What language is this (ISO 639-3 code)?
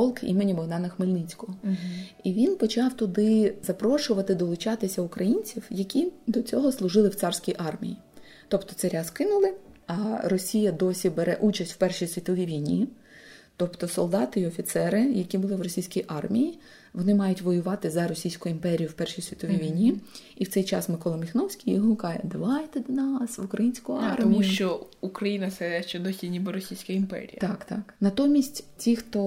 ukr